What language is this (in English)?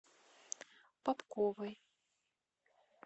Russian